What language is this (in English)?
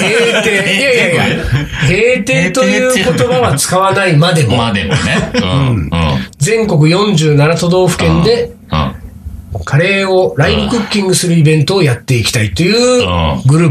Japanese